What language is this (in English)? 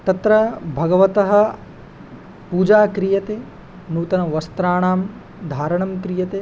Sanskrit